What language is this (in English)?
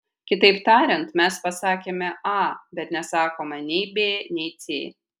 Lithuanian